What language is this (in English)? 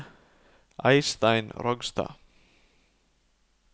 Norwegian